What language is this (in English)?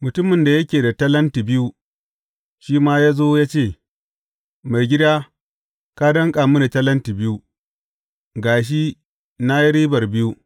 Hausa